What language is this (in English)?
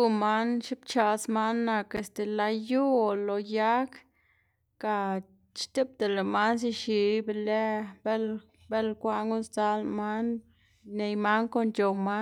Xanaguía Zapotec